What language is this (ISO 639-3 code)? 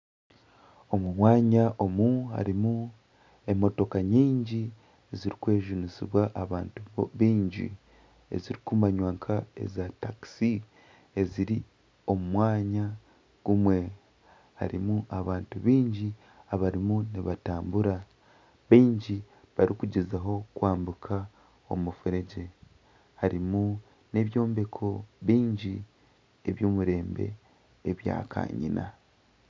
nyn